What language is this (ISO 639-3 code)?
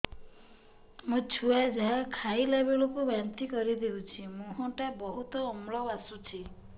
ori